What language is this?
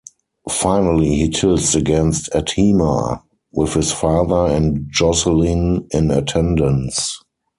English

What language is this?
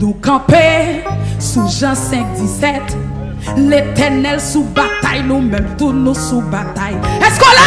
Indonesian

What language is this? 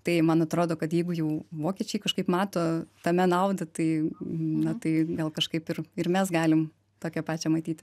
Lithuanian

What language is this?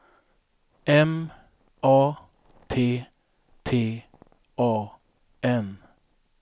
Swedish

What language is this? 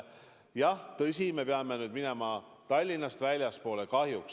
Estonian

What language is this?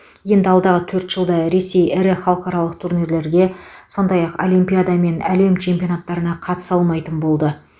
Kazakh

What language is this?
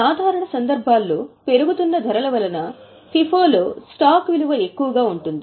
Telugu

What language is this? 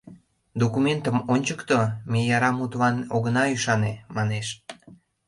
Mari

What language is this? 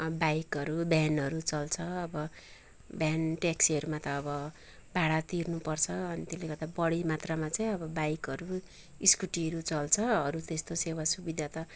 Nepali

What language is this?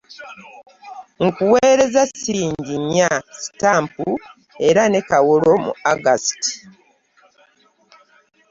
Ganda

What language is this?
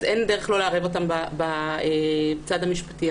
Hebrew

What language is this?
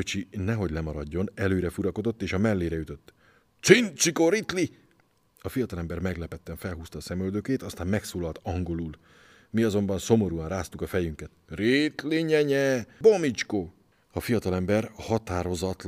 Hungarian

